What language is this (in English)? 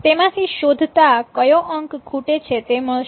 Gujarati